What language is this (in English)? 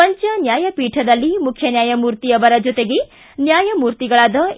Kannada